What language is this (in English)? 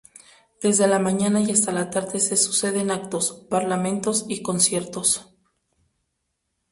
Spanish